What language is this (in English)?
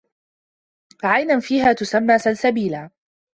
Arabic